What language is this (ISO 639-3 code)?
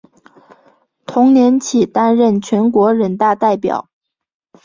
zho